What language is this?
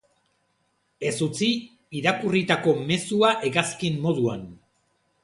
Basque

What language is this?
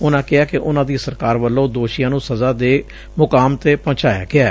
Punjabi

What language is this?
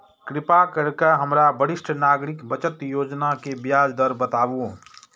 Maithili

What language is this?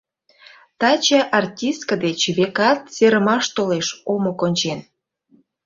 Mari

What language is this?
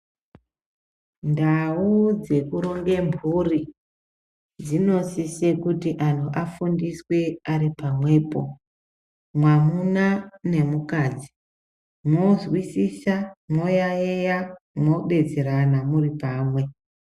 Ndau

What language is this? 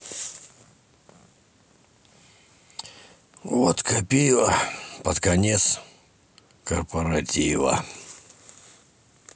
Russian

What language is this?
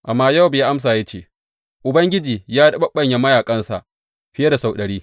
Hausa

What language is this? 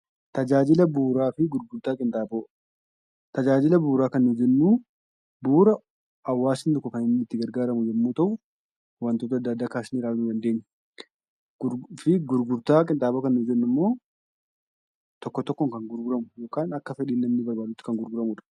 Oromo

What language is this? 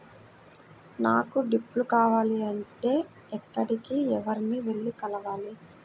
Telugu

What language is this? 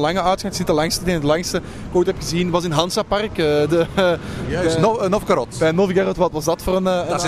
Dutch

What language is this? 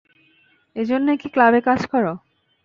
Bangla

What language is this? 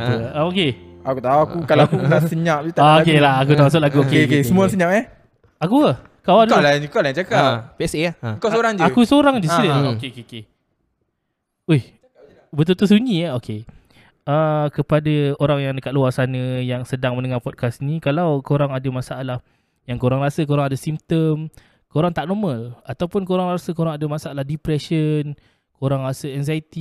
Malay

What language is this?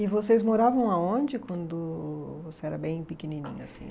Portuguese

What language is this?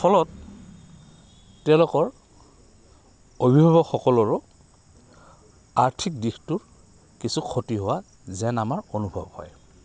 Assamese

